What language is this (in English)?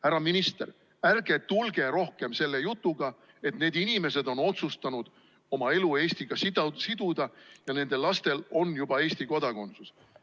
Estonian